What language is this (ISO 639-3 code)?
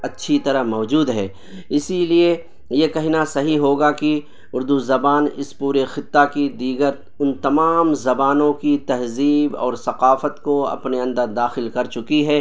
urd